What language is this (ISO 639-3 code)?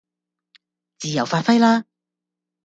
yue